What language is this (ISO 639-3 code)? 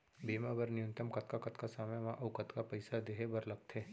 hne